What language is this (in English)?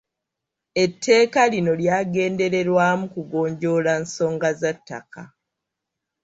Ganda